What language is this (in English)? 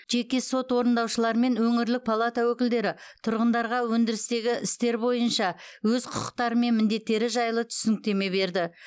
Kazakh